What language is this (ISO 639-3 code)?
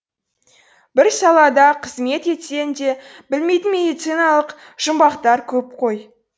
kaz